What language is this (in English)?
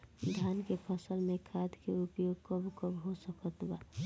Bhojpuri